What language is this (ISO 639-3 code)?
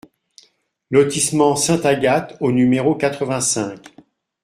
fra